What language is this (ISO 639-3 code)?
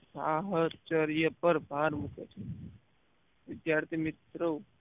guj